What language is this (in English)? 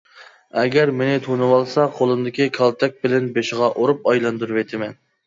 Uyghur